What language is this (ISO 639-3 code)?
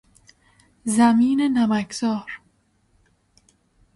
fas